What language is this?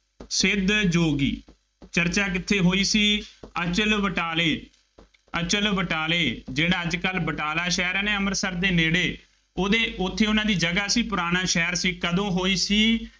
Punjabi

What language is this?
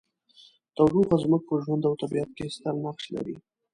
Pashto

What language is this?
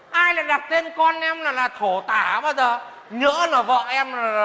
Vietnamese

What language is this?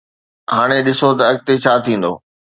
Sindhi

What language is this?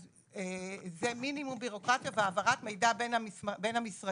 Hebrew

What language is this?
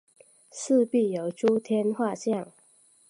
Chinese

